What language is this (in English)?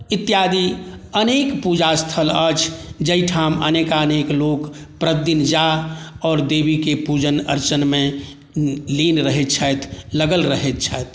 Maithili